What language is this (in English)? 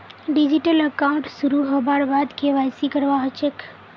Magahi